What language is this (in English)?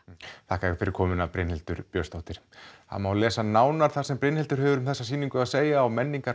Icelandic